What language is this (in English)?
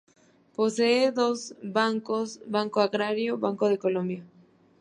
Spanish